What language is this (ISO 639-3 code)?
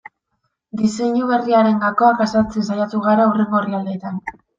eus